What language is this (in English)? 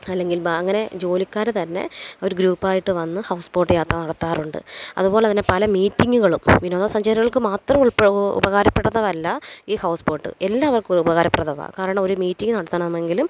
Malayalam